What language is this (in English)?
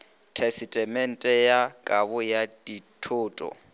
Northern Sotho